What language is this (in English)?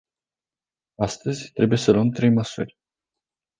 Romanian